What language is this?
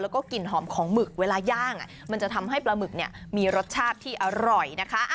Thai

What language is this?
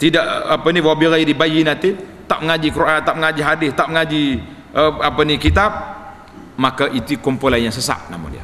Malay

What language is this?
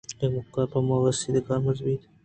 Eastern Balochi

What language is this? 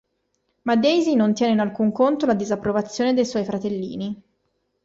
Italian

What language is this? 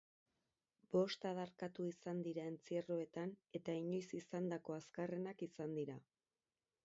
Basque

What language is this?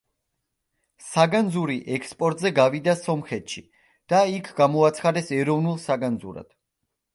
Georgian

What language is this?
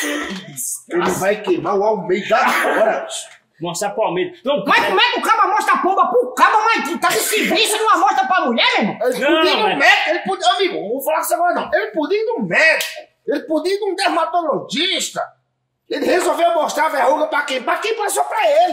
Portuguese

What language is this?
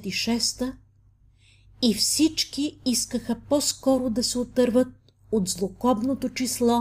Bulgarian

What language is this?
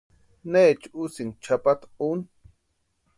Western Highland Purepecha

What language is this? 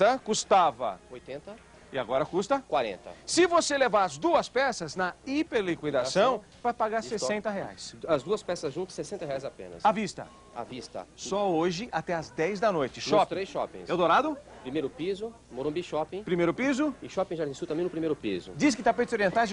Portuguese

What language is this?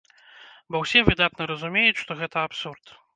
Belarusian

